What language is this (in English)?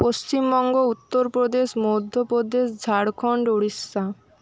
Bangla